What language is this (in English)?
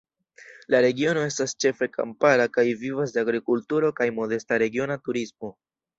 Esperanto